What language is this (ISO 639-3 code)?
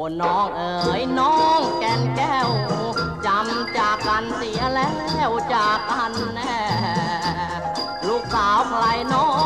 tha